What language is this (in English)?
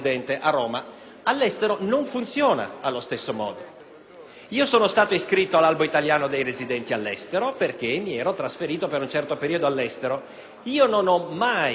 Italian